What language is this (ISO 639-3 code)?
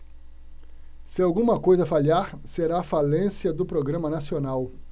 por